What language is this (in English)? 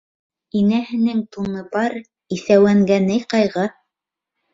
Bashkir